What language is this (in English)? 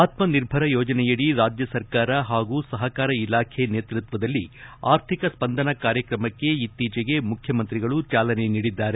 Kannada